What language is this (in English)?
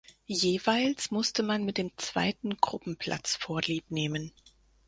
German